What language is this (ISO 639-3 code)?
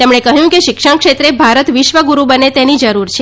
guj